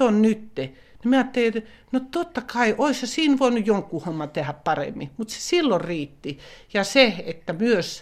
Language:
Finnish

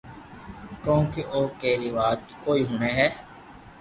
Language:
Loarki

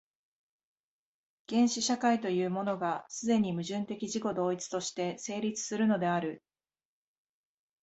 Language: Japanese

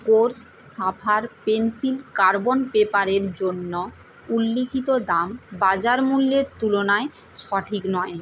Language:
Bangla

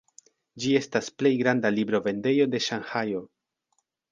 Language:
Esperanto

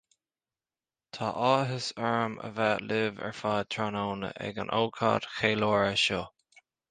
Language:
Irish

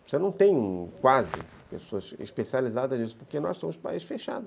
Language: Portuguese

